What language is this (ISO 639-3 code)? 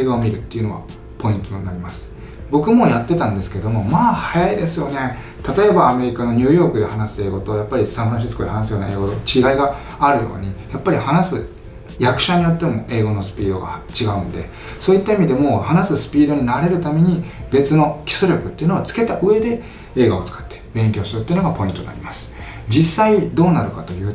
jpn